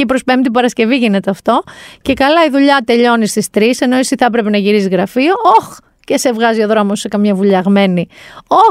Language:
Greek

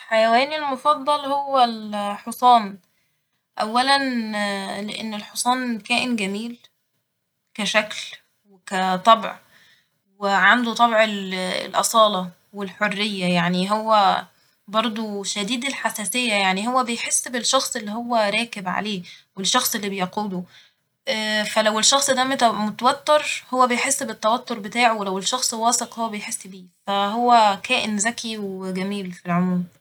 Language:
Egyptian Arabic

